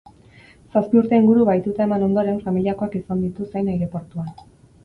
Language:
Basque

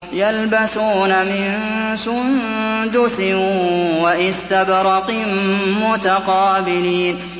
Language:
Arabic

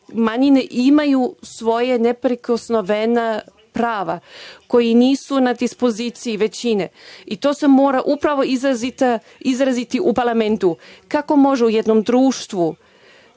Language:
Serbian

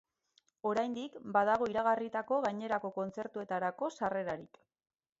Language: Basque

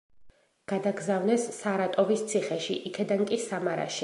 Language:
Georgian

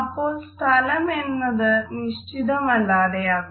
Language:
Malayalam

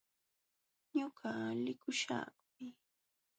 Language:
Jauja Wanca Quechua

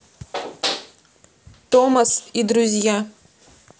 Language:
Russian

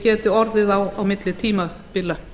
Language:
Icelandic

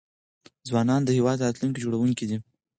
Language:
Pashto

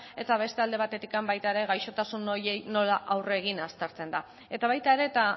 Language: Basque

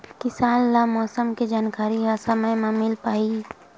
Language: Chhattisgarhi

